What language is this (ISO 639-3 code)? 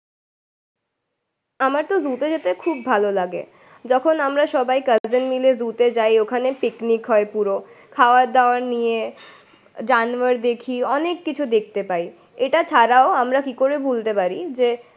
ben